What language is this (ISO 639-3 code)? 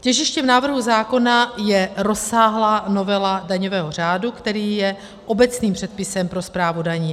ces